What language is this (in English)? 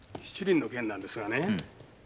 Japanese